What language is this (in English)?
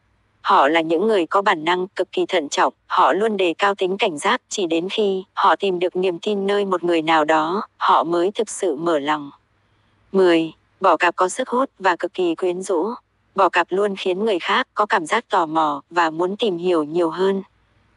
Vietnamese